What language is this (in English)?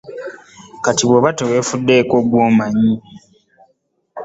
Ganda